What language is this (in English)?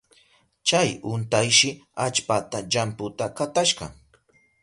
Southern Pastaza Quechua